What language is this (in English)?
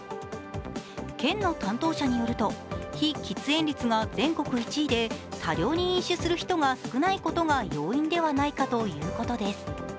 Japanese